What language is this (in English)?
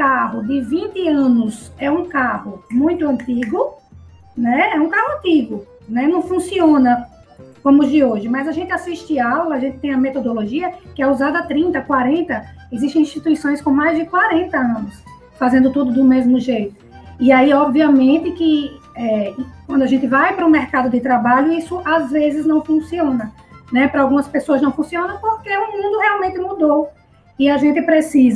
Portuguese